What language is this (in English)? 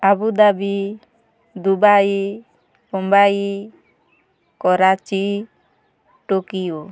Odia